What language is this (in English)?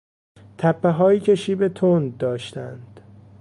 Persian